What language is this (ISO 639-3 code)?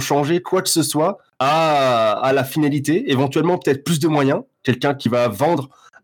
fra